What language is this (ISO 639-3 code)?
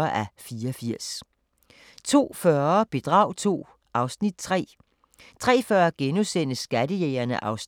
dan